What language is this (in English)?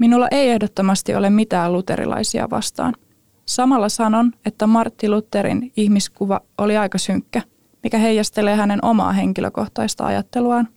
Finnish